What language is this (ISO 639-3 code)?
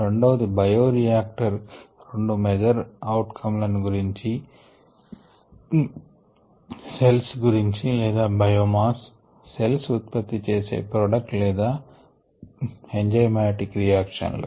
tel